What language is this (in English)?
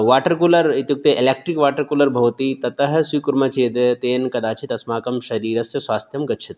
Sanskrit